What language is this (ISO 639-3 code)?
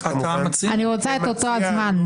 heb